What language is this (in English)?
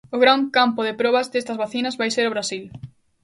Galician